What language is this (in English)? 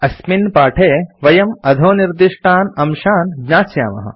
Sanskrit